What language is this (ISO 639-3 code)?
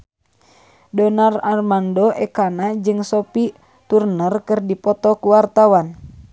sun